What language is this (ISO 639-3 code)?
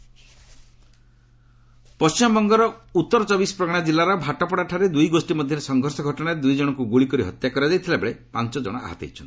ori